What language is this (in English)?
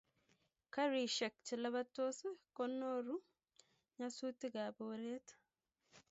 Kalenjin